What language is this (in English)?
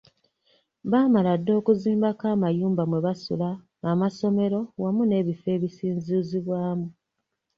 Ganda